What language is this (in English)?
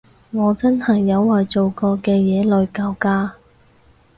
Cantonese